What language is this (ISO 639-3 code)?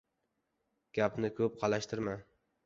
uzb